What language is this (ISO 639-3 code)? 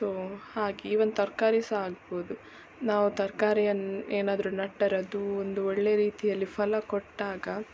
kan